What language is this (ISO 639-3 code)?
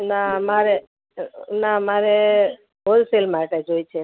guj